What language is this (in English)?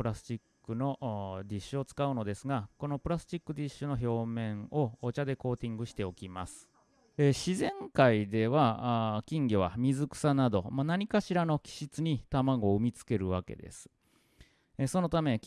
Japanese